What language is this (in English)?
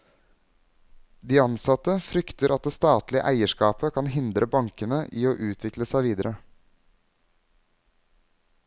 Norwegian